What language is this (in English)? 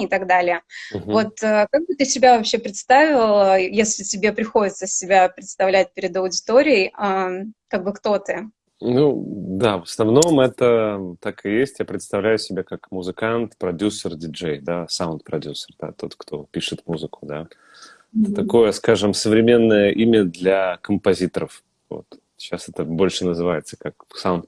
Russian